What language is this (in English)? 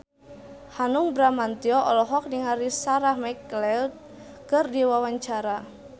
Sundanese